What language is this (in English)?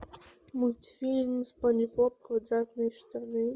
Russian